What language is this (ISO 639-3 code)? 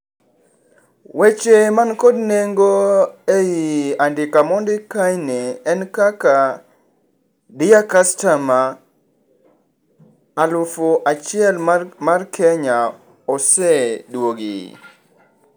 luo